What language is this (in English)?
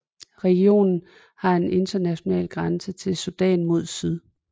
Danish